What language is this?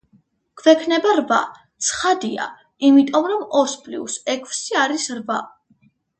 Georgian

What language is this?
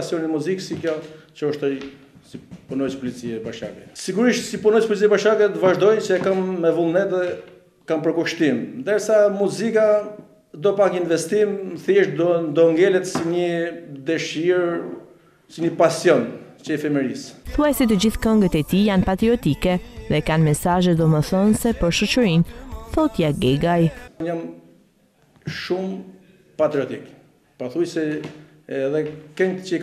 Romanian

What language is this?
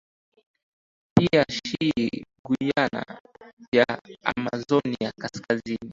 Swahili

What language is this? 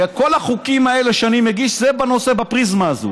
Hebrew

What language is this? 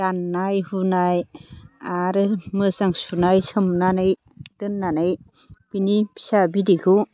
Bodo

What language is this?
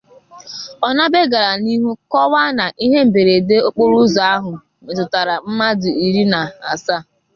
Igbo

